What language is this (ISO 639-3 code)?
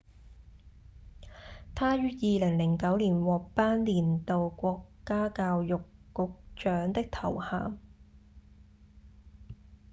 yue